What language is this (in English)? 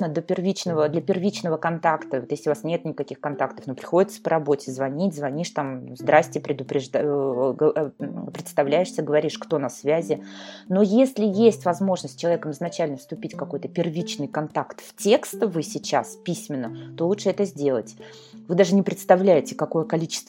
Russian